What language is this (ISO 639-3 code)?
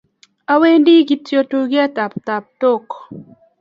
kln